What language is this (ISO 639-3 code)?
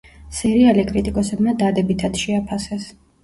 kat